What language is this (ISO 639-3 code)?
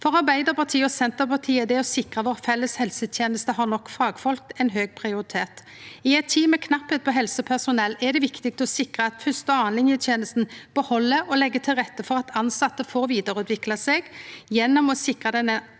nor